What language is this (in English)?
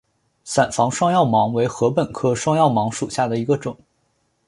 Chinese